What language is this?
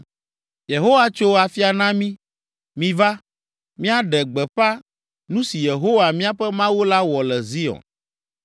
Ewe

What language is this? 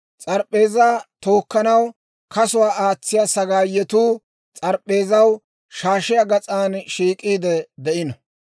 Dawro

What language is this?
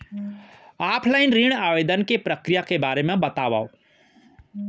Chhattisgarhi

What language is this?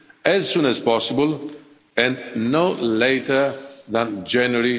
English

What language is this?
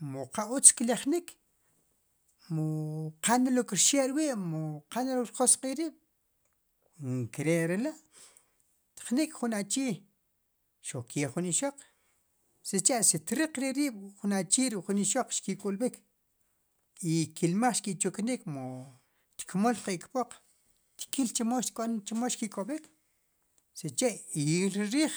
Sipacapense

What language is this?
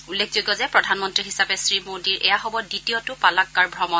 Assamese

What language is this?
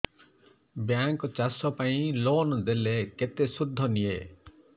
Odia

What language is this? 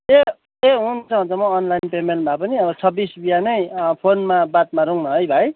Nepali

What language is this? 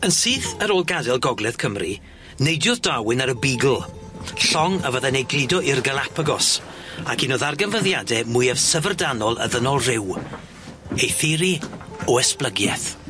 Welsh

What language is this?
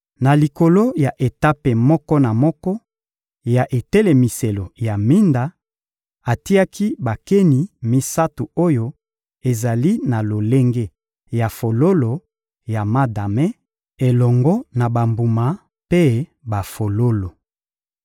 Lingala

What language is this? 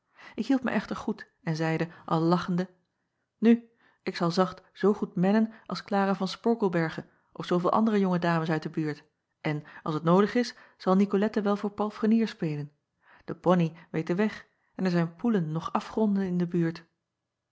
Dutch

